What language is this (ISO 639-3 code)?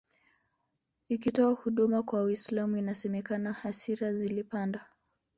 swa